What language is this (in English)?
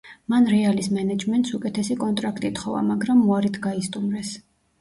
Georgian